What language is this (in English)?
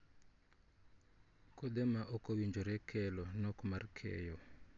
Luo (Kenya and Tanzania)